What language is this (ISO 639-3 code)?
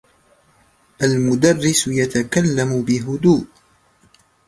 ara